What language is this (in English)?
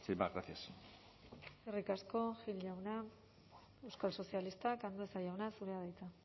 Basque